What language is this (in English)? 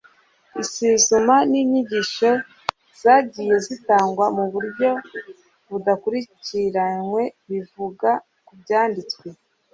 Kinyarwanda